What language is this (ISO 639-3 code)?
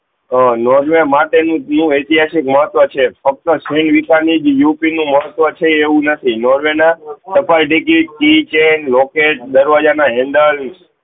guj